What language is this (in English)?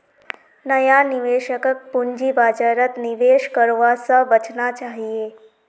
Magahi